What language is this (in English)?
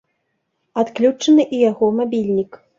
Belarusian